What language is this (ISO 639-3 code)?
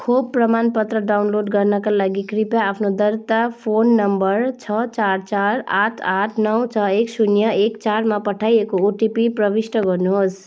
nep